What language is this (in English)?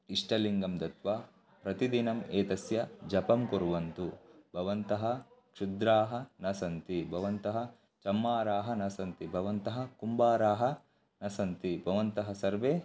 Sanskrit